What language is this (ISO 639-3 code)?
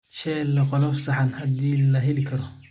som